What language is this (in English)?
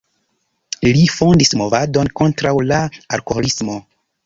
Esperanto